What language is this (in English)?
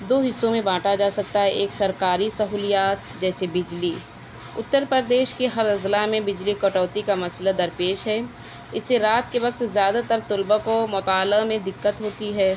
Urdu